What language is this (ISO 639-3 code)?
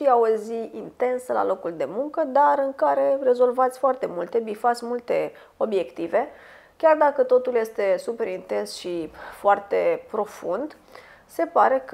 ron